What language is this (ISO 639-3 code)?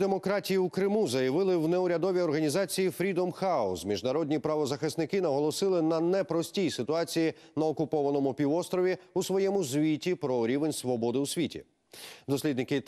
rus